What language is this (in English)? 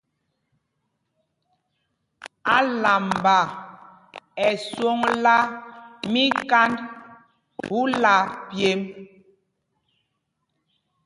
Mpumpong